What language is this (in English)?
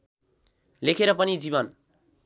Nepali